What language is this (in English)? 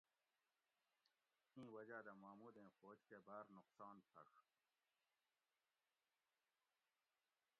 Gawri